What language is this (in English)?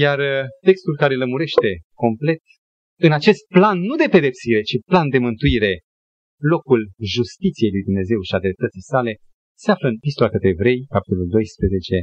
Romanian